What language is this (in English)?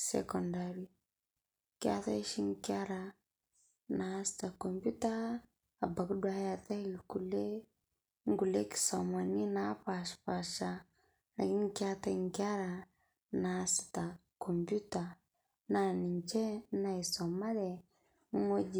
Masai